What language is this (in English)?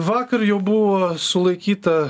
Lithuanian